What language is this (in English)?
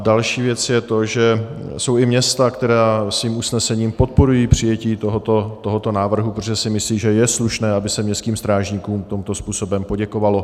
Czech